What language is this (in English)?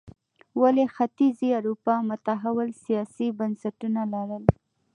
Pashto